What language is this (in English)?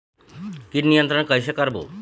Chhattisgarhi